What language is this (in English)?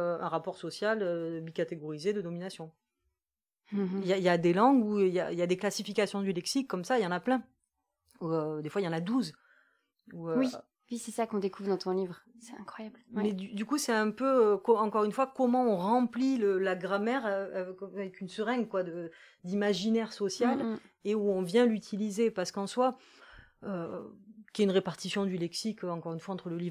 French